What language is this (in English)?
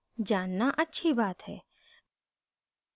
Hindi